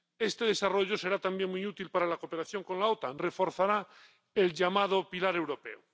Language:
Spanish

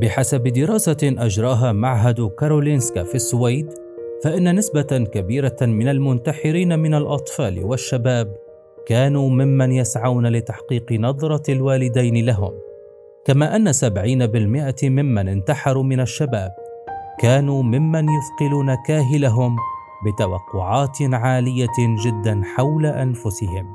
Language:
Arabic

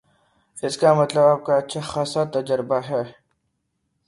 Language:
Urdu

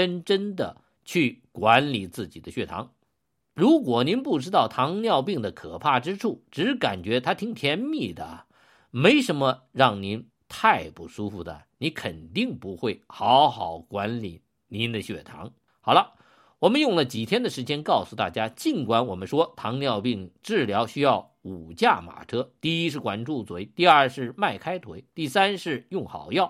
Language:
Chinese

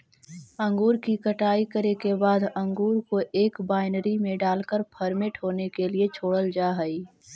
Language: Magahi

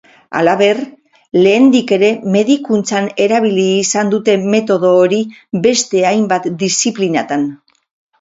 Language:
Basque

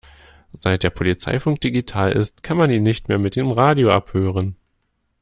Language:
German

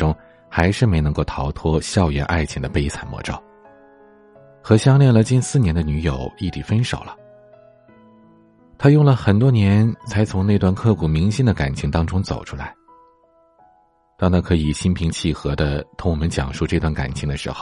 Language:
Chinese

